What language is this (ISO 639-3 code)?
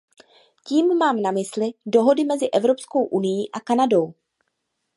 ces